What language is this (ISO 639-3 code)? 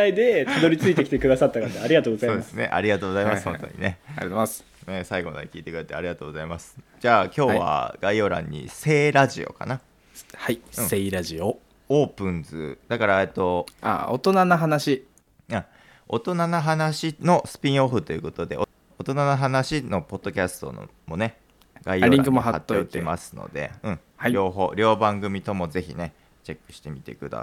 jpn